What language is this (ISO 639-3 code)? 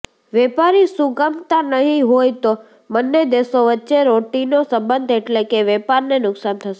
guj